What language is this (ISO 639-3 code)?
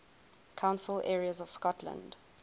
eng